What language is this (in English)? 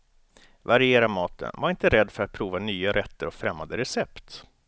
Swedish